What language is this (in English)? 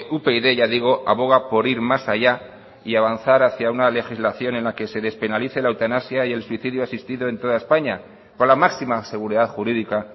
Spanish